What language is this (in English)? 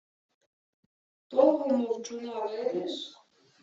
Ukrainian